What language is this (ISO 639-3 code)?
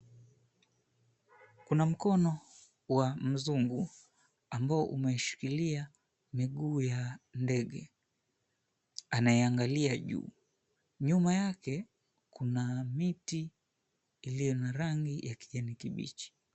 swa